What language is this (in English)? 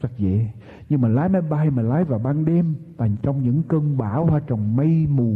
Vietnamese